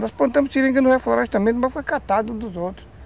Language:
Portuguese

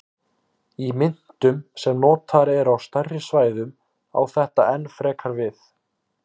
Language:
Icelandic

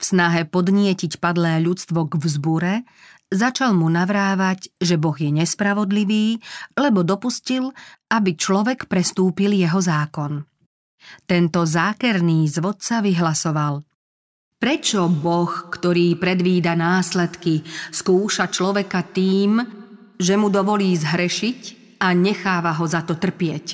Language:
Slovak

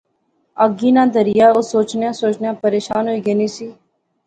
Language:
Pahari-Potwari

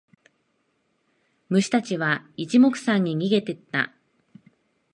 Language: Japanese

